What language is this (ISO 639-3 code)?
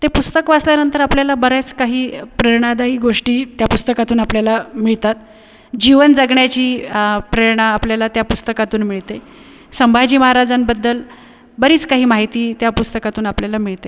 mar